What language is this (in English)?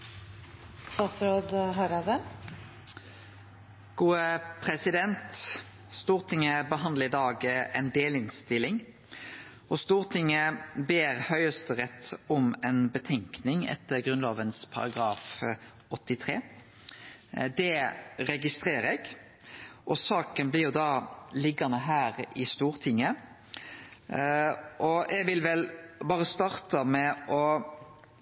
Norwegian Nynorsk